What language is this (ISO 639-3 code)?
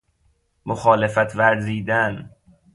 fas